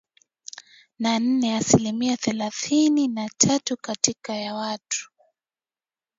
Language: Swahili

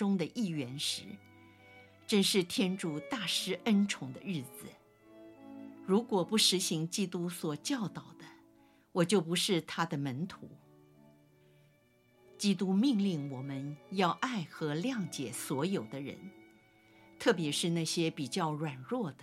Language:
Chinese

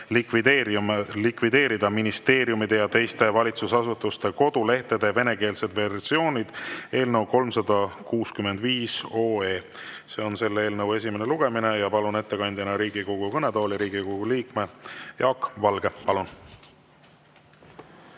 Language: Estonian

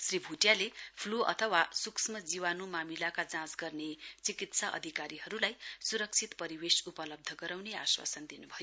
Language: Nepali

